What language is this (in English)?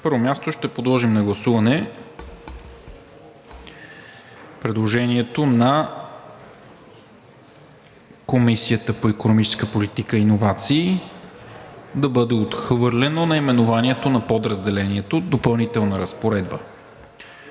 Bulgarian